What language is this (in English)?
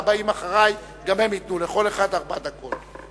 Hebrew